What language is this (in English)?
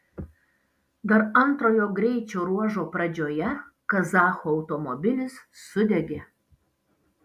Lithuanian